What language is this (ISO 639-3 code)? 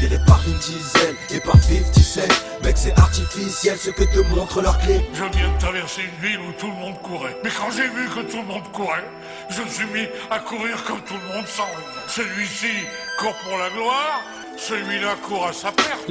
fra